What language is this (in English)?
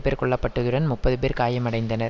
Tamil